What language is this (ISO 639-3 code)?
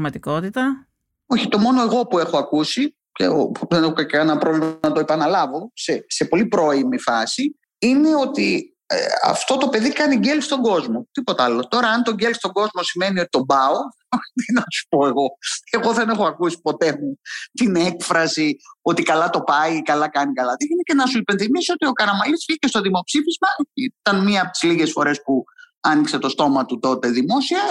ell